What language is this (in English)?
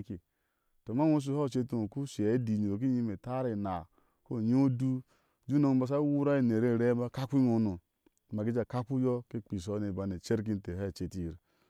Ashe